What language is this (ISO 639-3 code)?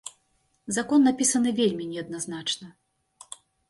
bel